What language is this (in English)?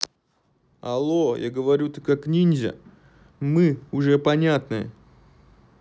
Russian